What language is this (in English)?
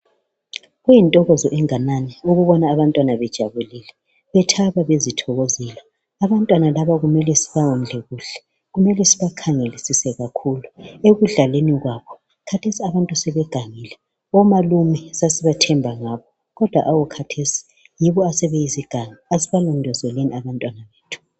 North Ndebele